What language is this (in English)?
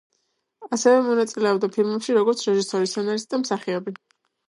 Georgian